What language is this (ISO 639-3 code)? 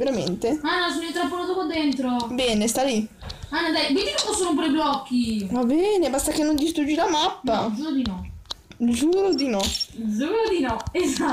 ita